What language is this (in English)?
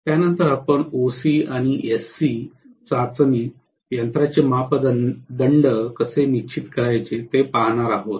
Marathi